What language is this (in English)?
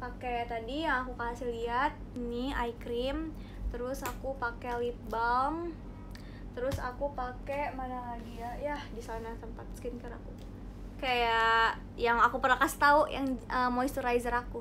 Indonesian